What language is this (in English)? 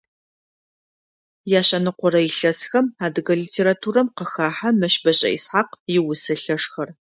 Adyghe